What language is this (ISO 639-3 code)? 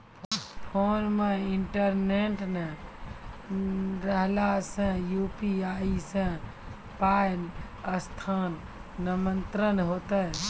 mai